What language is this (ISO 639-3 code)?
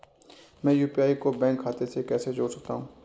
hin